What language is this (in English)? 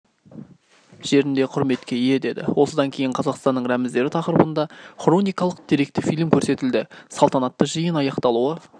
Kazakh